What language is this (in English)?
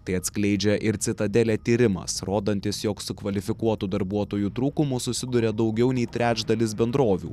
Lithuanian